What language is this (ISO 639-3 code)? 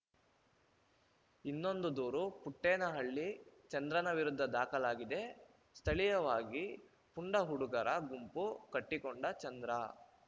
kan